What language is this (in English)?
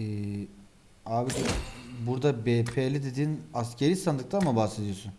Turkish